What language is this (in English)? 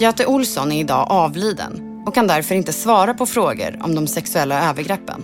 Swedish